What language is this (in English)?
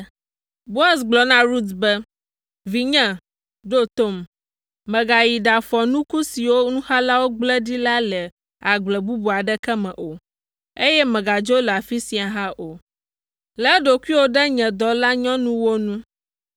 Ewe